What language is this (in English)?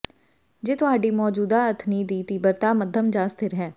Punjabi